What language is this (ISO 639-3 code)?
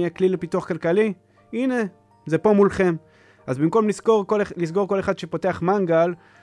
heb